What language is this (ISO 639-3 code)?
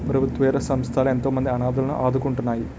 tel